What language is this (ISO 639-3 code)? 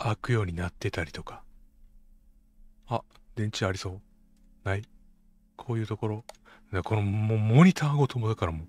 jpn